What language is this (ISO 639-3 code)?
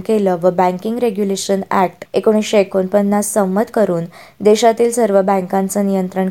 mar